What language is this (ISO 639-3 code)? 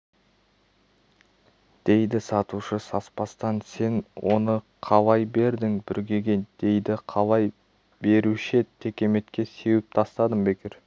kaz